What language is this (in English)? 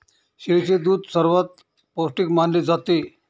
Marathi